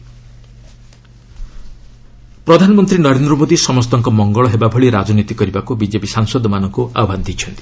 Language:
Odia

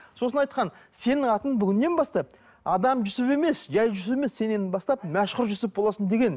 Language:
Kazakh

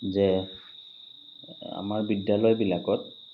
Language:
Assamese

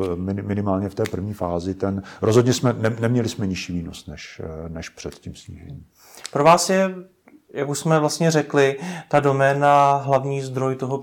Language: Czech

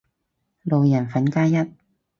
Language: Cantonese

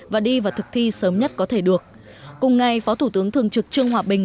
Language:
Vietnamese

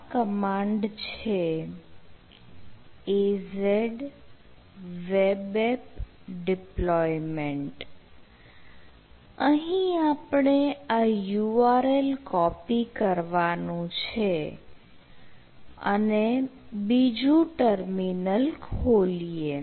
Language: Gujarati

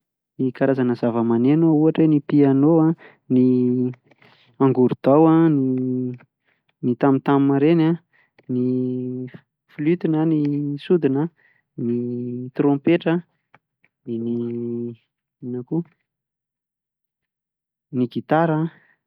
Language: Malagasy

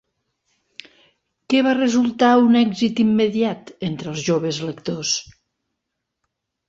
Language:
Catalan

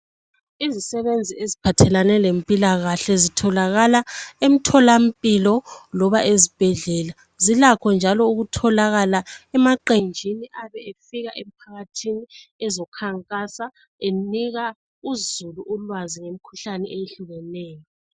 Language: North Ndebele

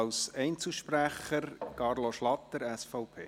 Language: Swiss German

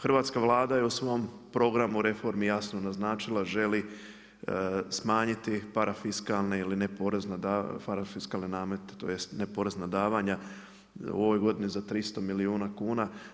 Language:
Croatian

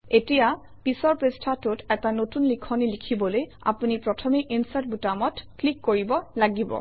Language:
Assamese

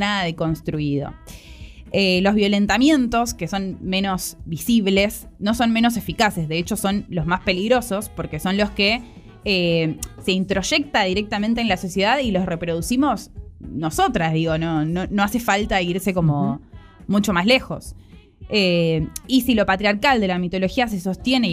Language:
Spanish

